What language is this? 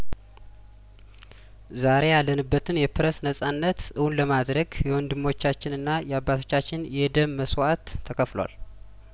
Amharic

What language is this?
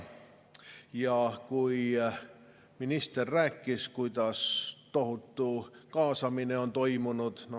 Estonian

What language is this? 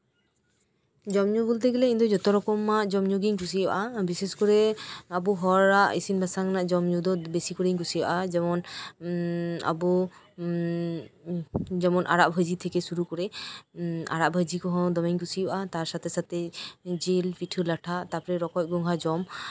Santali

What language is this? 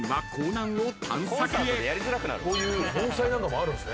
Japanese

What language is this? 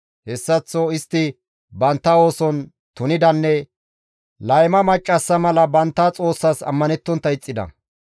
Gamo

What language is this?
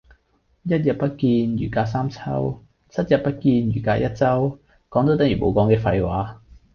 Cantonese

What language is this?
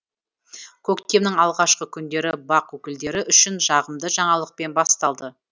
Kazakh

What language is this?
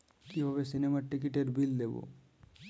Bangla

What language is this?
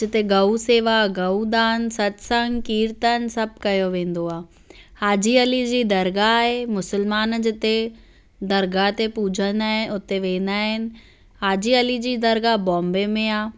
Sindhi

